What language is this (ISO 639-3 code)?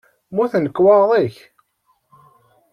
kab